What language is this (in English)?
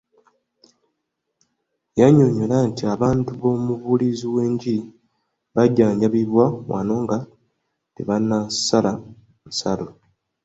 Ganda